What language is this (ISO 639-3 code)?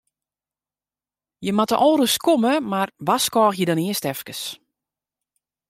fry